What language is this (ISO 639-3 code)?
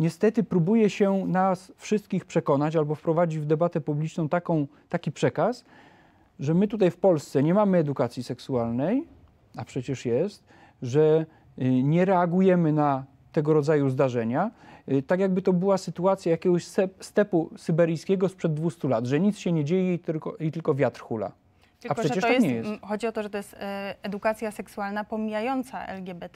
pol